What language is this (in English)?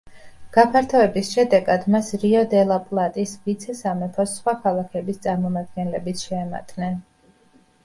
Georgian